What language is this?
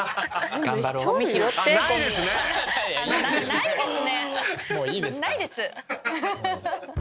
Japanese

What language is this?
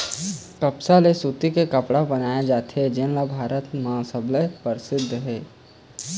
Chhattisgarhi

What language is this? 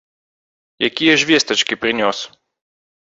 Belarusian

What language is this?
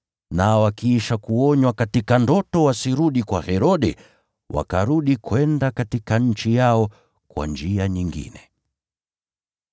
Swahili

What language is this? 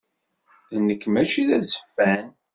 Kabyle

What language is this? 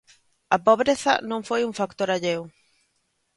Galician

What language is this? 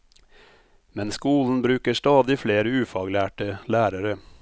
Norwegian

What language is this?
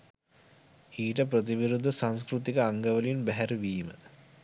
Sinhala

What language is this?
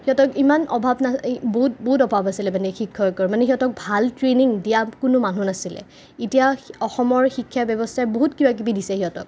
Assamese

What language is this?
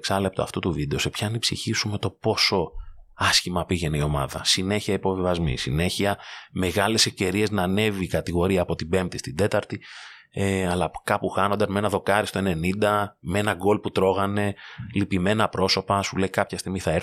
Greek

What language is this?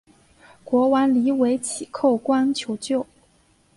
Chinese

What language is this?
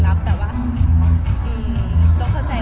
Thai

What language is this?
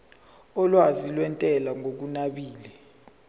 Zulu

